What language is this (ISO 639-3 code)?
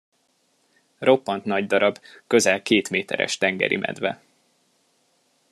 hun